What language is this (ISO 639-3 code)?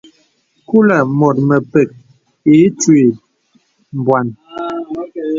beb